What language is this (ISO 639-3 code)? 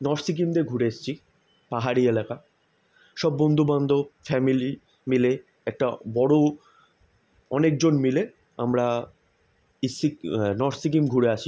ben